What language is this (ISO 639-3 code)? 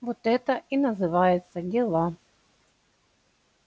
rus